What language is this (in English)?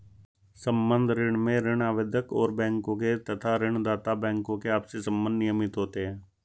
Hindi